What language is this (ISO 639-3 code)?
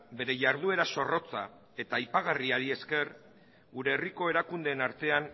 eus